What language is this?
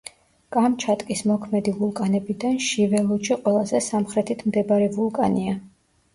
Georgian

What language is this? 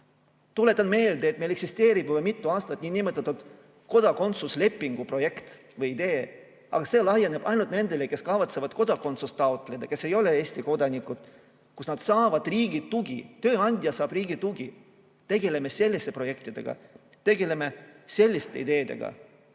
Estonian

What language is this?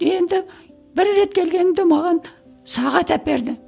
Kazakh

